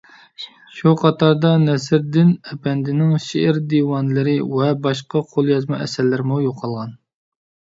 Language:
Uyghur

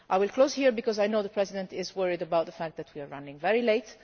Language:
English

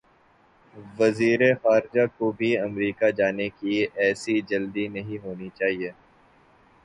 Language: Urdu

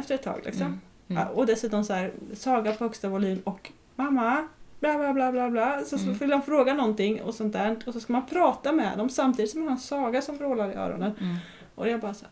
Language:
Swedish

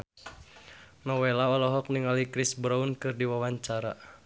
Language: Sundanese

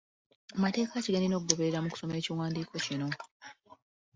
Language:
Ganda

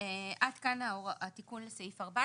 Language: Hebrew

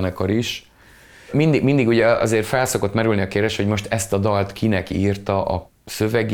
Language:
Hungarian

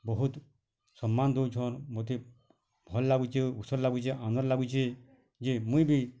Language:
Odia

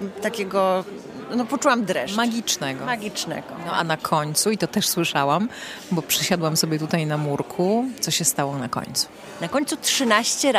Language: Polish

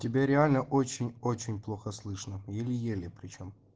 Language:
Russian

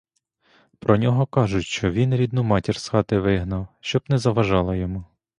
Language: Ukrainian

